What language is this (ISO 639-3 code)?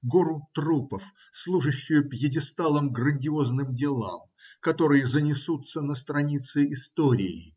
rus